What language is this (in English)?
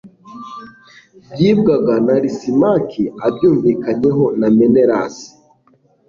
Kinyarwanda